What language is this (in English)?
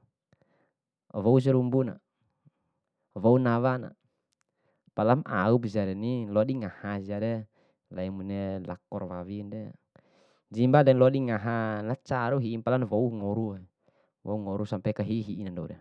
Bima